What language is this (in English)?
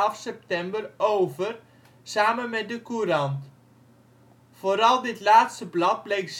Dutch